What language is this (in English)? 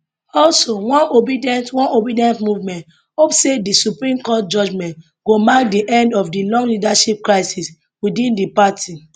Nigerian Pidgin